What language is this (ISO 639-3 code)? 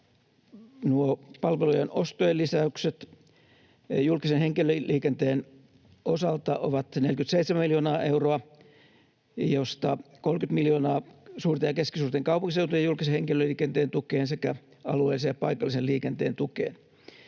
fin